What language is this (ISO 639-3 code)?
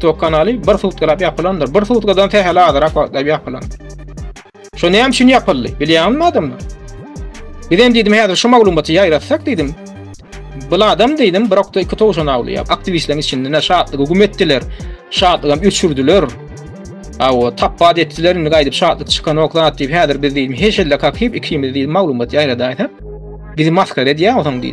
ara